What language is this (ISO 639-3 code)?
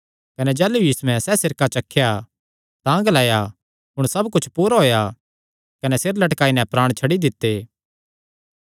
xnr